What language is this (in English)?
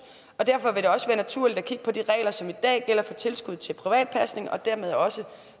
Danish